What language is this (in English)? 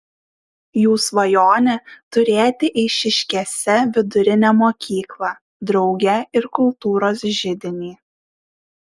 Lithuanian